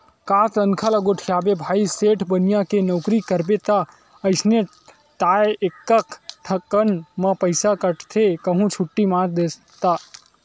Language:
Chhattisgarhi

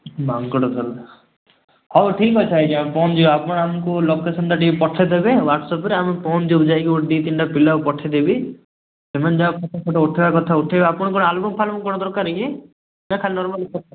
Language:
Odia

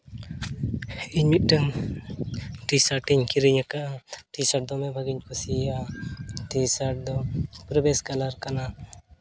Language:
Santali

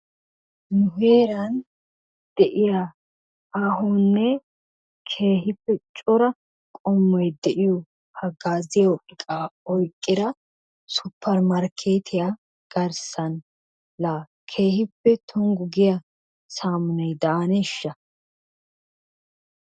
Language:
Wolaytta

